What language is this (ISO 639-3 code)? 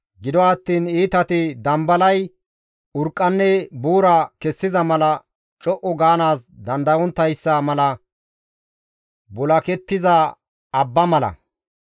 gmv